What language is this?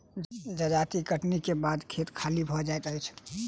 Maithili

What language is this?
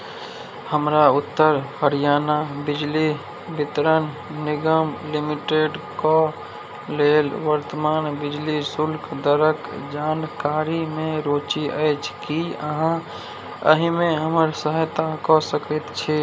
Maithili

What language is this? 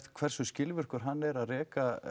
Icelandic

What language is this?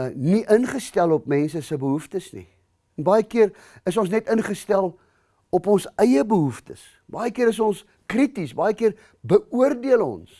Dutch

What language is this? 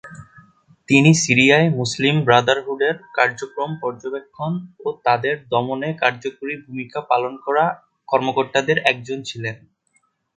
Bangla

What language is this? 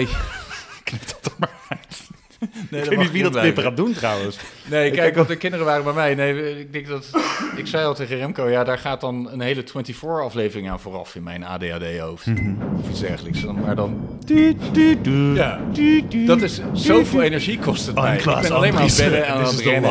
Dutch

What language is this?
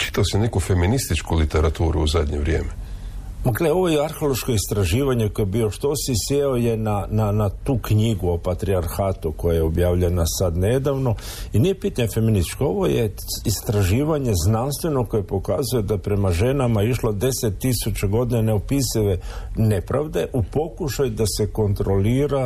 Croatian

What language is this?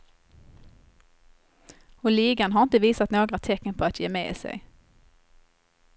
Swedish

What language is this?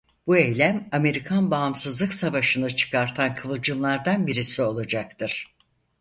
Turkish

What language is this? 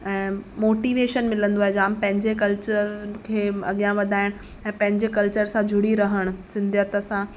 Sindhi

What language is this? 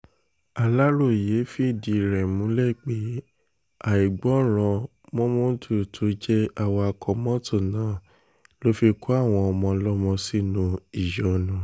Yoruba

